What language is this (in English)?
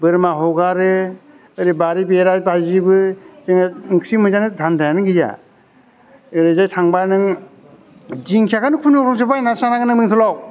Bodo